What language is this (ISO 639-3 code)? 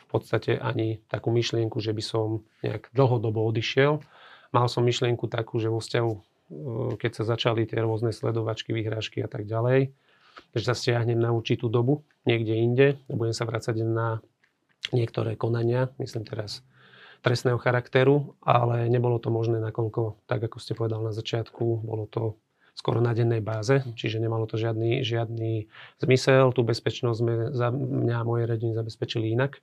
slk